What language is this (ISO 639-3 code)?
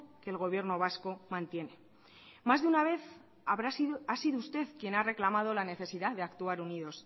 spa